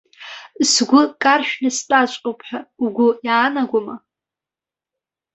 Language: Abkhazian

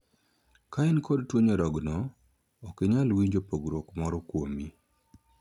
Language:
Luo (Kenya and Tanzania)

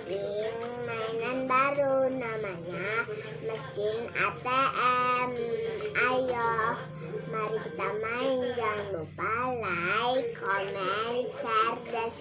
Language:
Indonesian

